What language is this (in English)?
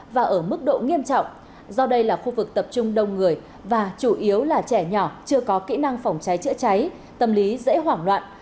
Vietnamese